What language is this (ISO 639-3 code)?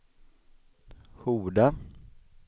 swe